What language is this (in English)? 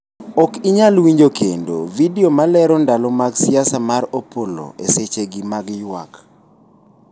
Luo (Kenya and Tanzania)